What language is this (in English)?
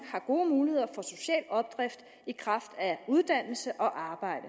Danish